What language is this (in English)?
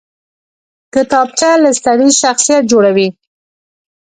Pashto